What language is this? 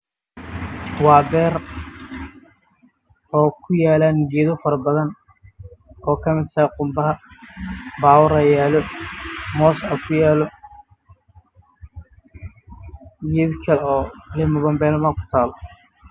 Somali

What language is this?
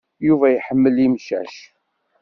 Kabyle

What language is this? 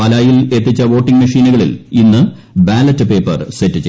Malayalam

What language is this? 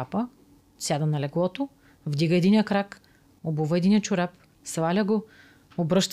Bulgarian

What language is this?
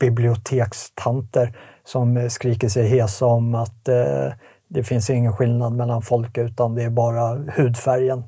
Swedish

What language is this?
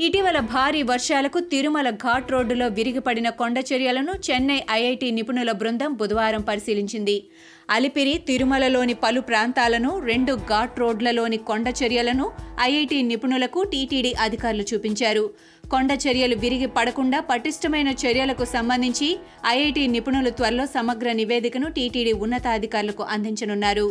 Telugu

